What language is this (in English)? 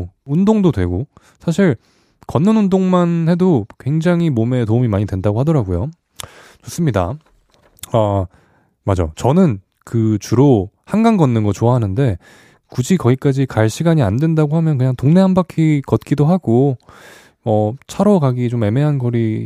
Korean